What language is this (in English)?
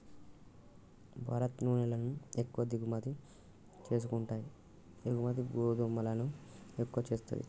Telugu